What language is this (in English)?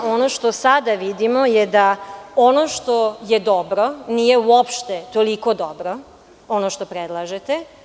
Serbian